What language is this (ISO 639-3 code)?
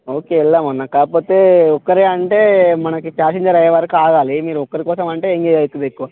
tel